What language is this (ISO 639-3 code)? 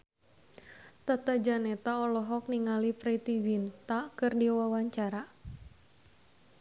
sun